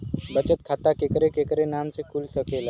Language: Bhojpuri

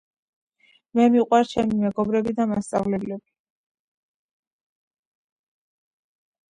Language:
Georgian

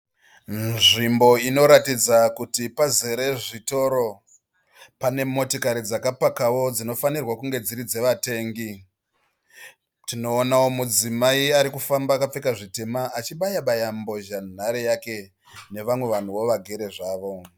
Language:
Shona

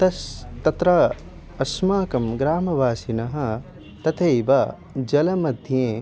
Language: Sanskrit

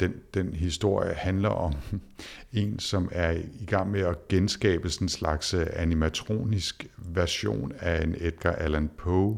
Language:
Danish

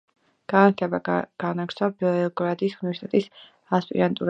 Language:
Georgian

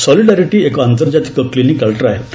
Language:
Odia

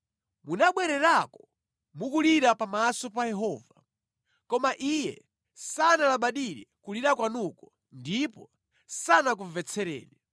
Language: Nyanja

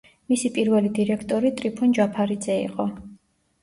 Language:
Georgian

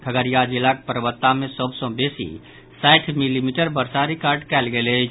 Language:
Maithili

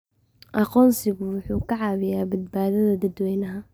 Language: Somali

